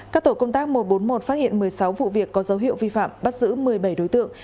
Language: Vietnamese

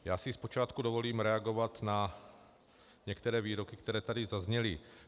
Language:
Czech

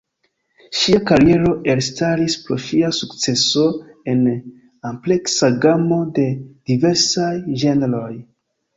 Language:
Esperanto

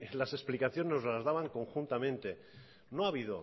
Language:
Spanish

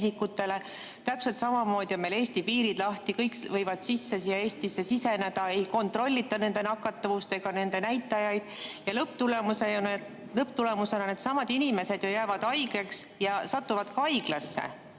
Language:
Estonian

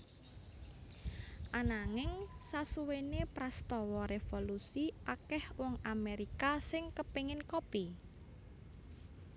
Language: Javanese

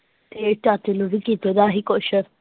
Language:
Punjabi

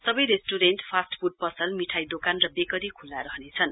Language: Nepali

